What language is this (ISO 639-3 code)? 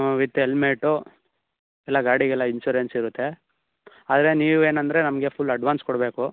kan